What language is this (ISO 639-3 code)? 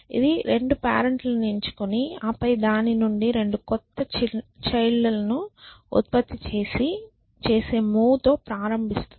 tel